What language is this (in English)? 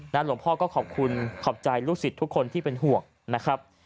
Thai